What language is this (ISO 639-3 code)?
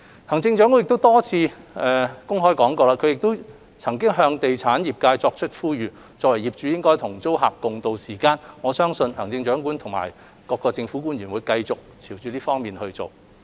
yue